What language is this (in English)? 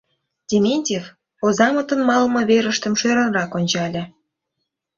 Mari